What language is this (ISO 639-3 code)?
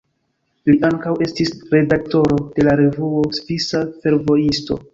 epo